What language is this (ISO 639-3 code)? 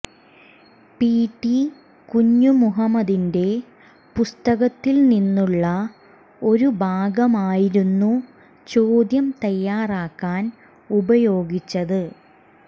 mal